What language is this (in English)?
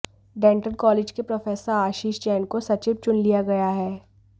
Hindi